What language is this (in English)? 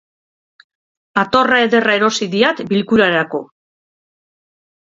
Basque